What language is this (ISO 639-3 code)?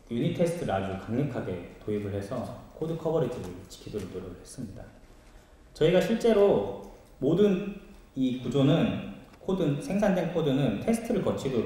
kor